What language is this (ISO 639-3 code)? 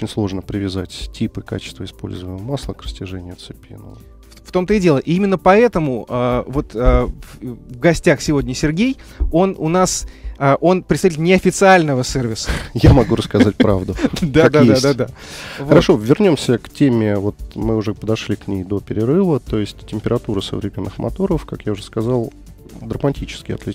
rus